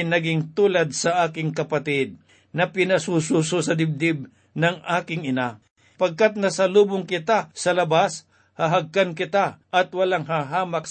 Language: Filipino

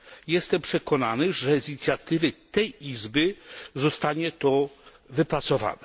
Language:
Polish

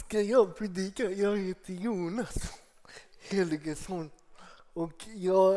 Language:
Swedish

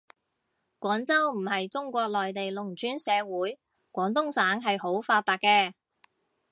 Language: Cantonese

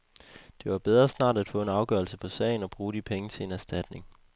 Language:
Danish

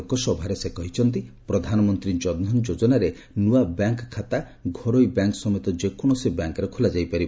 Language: Odia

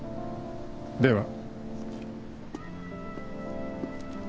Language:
Japanese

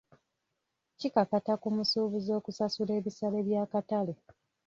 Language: Ganda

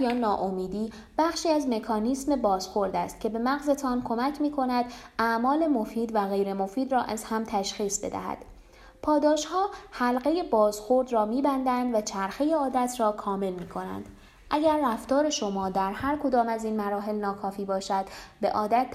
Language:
Persian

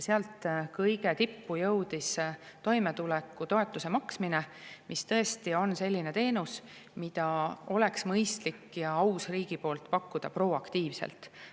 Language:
Estonian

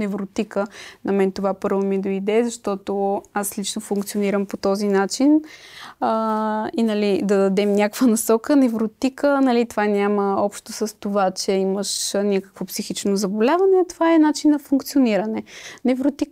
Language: Bulgarian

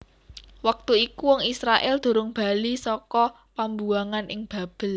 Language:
Javanese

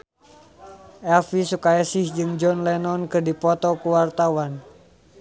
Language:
Sundanese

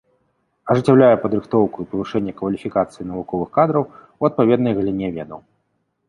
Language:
Belarusian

